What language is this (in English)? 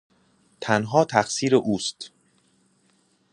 Persian